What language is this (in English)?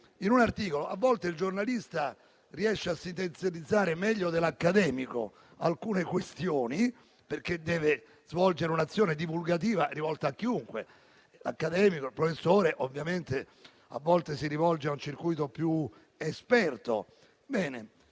Italian